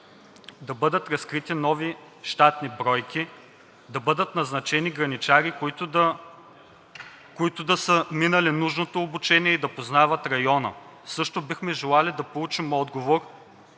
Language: Bulgarian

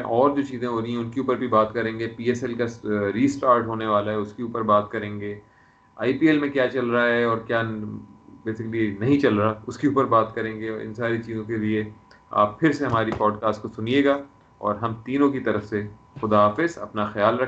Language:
Urdu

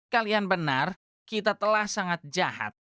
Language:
Indonesian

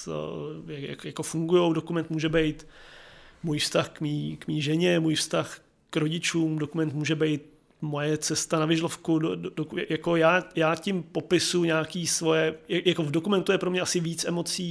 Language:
Czech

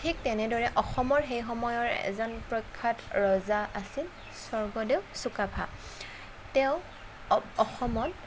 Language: Assamese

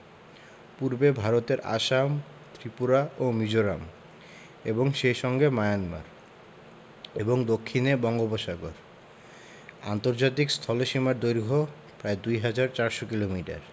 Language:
Bangla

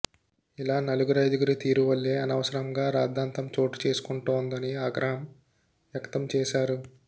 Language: Telugu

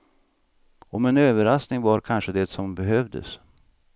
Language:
Swedish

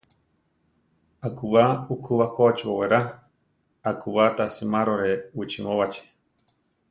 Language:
Central Tarahumara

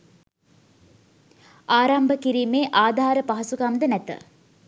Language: Sinhala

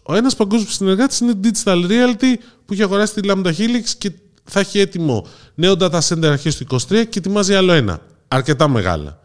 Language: Greek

